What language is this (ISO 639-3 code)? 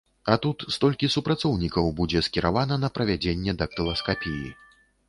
bel